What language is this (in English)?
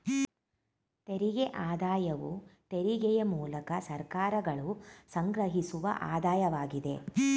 Kannada